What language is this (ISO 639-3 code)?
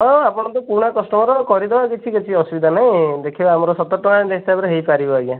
ori